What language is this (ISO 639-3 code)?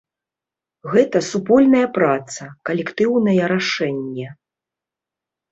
bel